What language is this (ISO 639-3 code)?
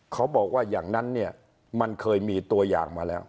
tha